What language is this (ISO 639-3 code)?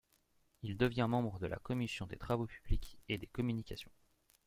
fra